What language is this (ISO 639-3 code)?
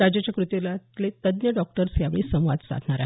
mar